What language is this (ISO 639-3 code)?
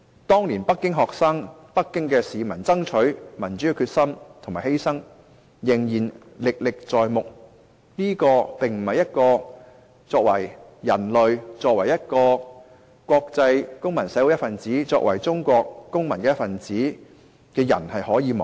yue